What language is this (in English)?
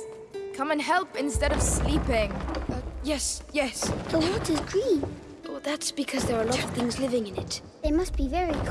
English